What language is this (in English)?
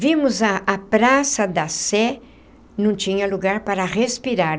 Portuguese